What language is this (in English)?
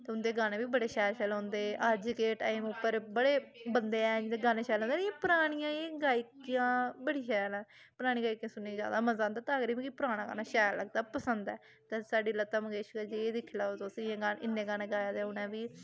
Dogri